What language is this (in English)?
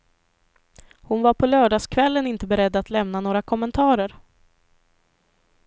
Swedish